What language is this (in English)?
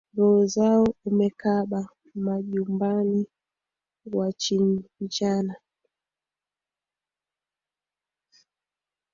Swahili